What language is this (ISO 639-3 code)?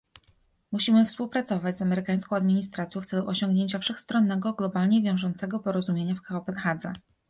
pol